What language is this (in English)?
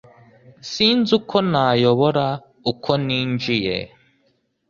Kinyarwanda